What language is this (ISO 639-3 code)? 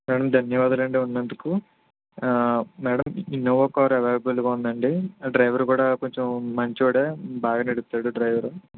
tel